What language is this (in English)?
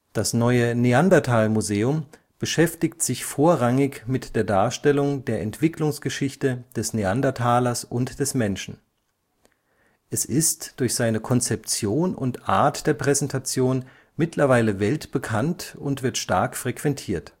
German